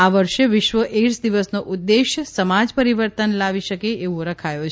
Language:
Gujarati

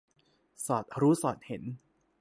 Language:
Thai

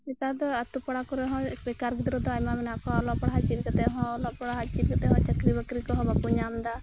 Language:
Santali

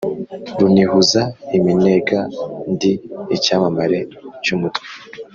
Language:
Kinyarwanda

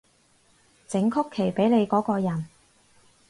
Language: Cantonese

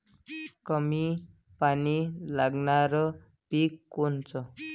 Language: Marathi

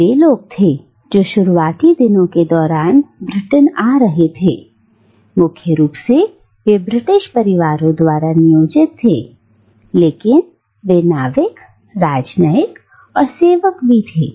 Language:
Hindi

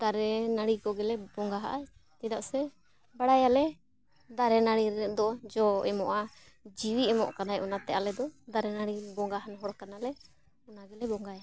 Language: Santali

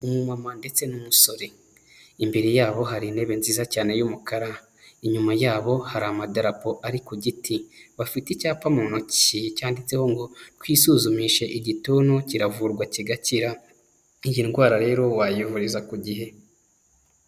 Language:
Kinyarwanda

